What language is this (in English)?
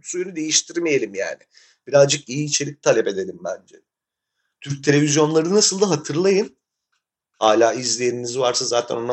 Turkish